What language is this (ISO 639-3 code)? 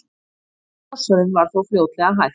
isl